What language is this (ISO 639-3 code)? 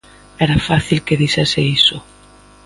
glg